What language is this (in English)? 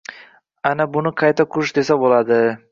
Uzbek